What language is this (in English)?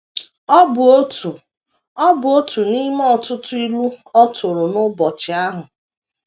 Igbo